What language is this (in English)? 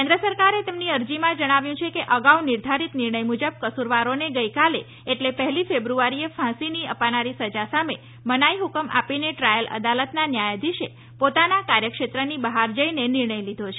Gujarati